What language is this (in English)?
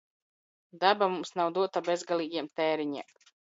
Latvian